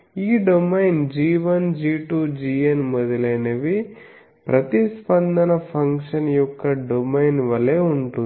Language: Telugu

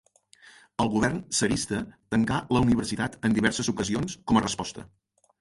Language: Catalan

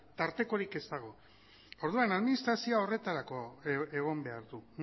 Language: Basque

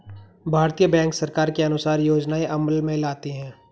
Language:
Hindi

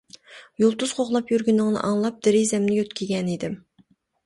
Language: Uyghur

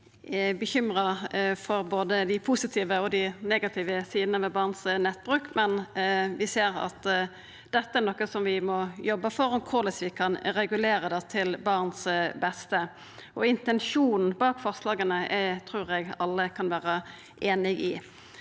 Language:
Norwegian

